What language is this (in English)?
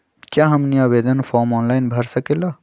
Magahi